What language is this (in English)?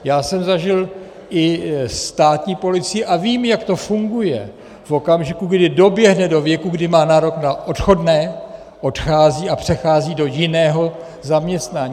Czech